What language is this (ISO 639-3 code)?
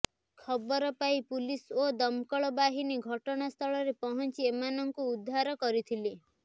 ori